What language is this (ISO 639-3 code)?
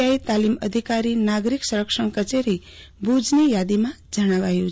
guj